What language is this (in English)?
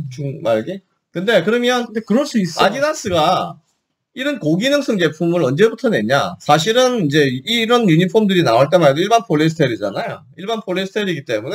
Korean